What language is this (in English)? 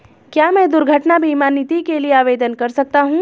Hindi